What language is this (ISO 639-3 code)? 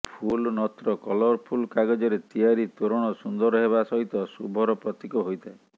ori